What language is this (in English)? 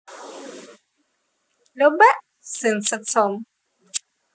Russian